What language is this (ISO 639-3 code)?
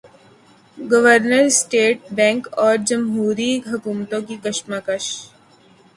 urd